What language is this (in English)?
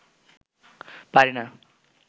Bangla